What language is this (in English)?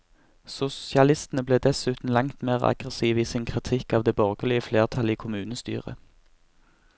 Norwegian